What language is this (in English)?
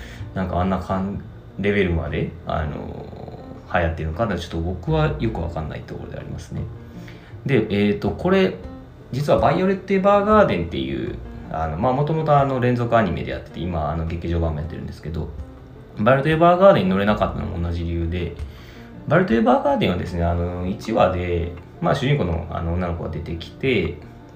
Japanese